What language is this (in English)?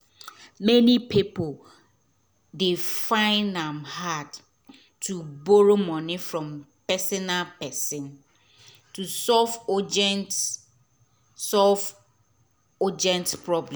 Nigerian Pidgin